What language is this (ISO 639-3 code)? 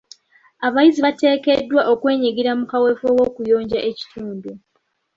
lug